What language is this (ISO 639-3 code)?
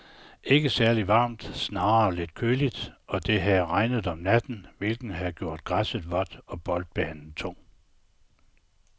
dan